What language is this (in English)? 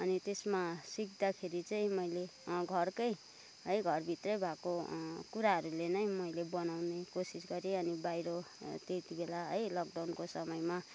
Nepali